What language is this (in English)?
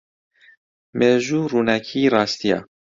Central Kurdish